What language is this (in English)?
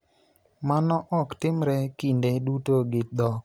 Luo (Kenya and Tanzania)